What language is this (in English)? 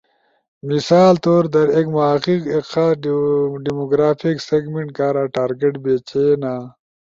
Ushojo